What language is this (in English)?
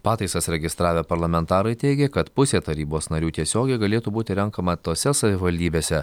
Lithuanian